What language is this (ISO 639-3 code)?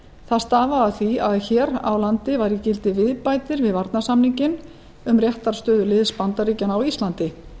isl